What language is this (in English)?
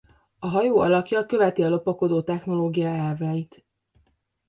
Hungarian